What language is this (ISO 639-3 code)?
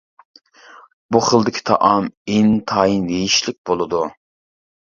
uig